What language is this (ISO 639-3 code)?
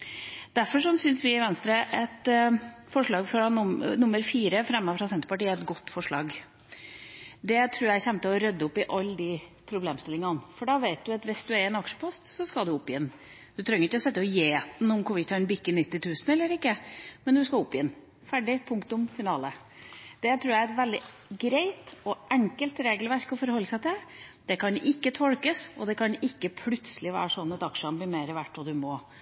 nob